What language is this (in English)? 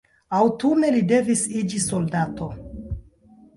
Esperanto